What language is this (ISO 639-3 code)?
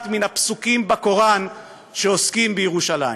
heb